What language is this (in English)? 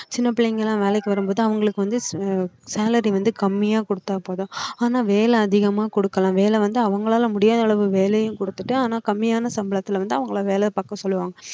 Tamil